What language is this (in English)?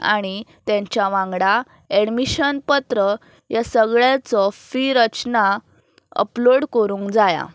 Konkani